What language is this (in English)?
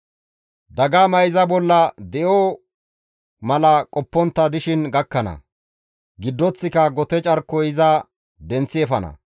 Gamo